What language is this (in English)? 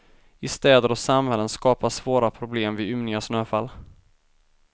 Swedish